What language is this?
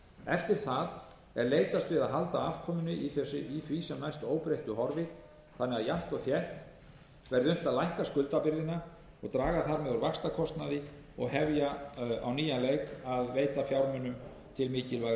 Icelandic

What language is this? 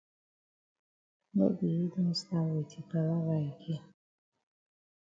Cameroon Pidgin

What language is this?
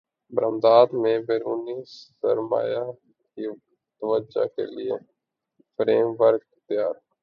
Urdu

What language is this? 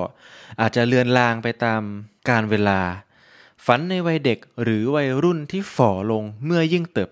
Thai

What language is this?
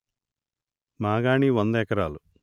Telugu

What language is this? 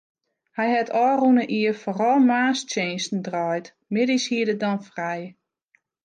Western Frisian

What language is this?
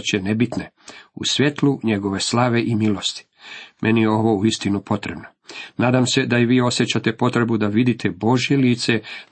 Croatian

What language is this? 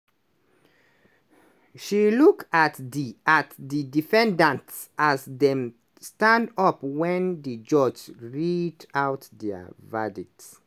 Nigerian Pidgin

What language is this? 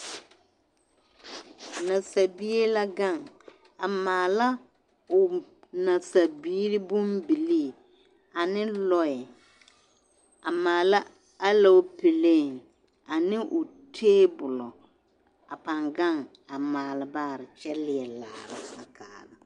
Southern Dagaare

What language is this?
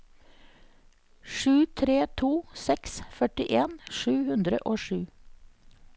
Norwegian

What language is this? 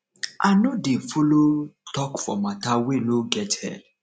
Nigerian Pidgin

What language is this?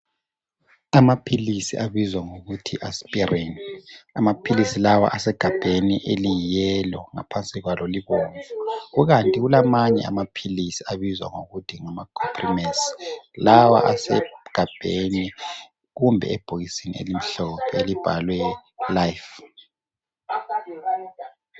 North Ndebele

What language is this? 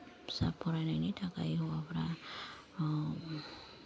Bodo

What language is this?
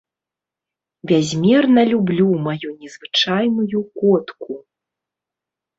Belarusian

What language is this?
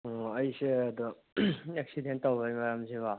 Manipuri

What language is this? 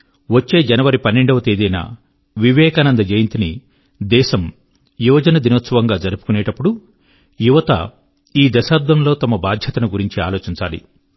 Telugu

